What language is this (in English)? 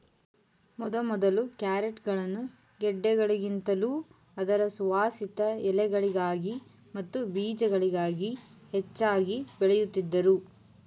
Kannada